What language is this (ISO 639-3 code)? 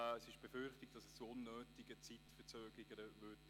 gsw